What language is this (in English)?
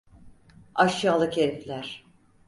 Turkish